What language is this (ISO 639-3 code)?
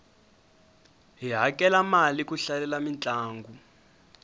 tso